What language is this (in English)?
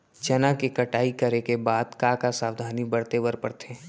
Chhattisgarhi